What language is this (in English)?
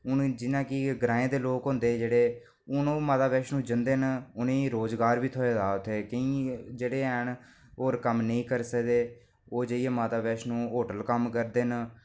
Dogri